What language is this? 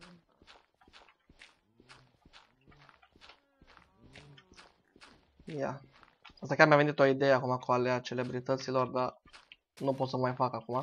Romanian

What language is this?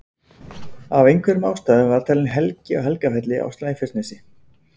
Icelandic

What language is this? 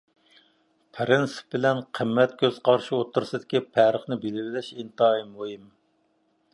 Uyghur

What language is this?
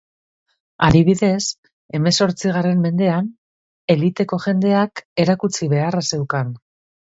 Basque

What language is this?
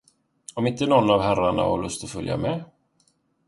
Swedish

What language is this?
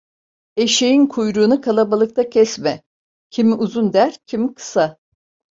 Turkish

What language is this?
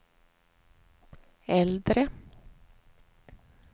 Swedish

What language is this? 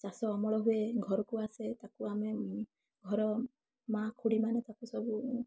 Odia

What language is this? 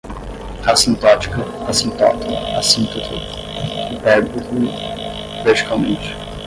Portuguese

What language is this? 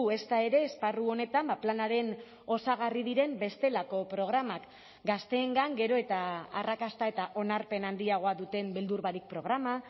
Basque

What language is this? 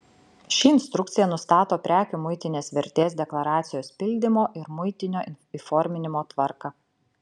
Lithuanian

